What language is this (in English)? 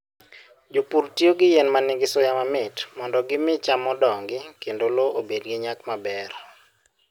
Luo (Kenya and Tanzania)